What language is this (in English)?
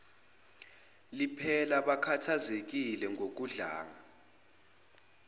Zulu